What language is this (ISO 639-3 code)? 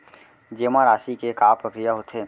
hne